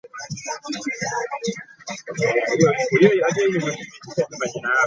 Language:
Ganda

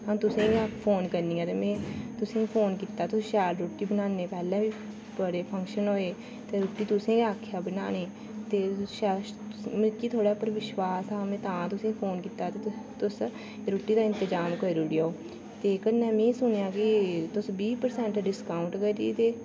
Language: Dogri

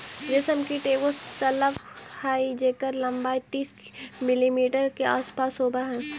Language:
Magahi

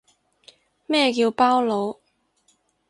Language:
Cantonese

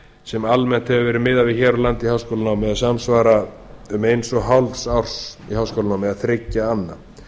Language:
Icelandic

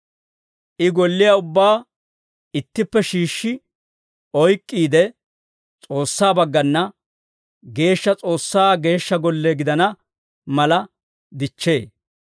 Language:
Dawro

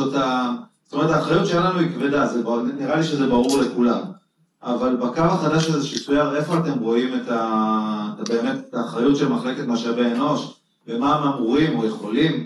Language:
Hebrew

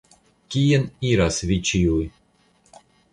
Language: Esperanto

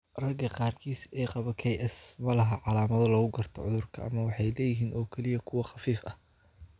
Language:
Somali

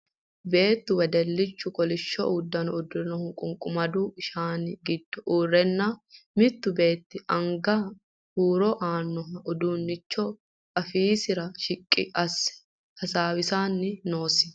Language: Sidamo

